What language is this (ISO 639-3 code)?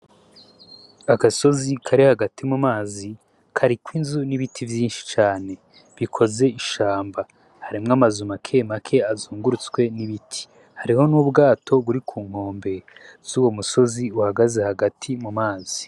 run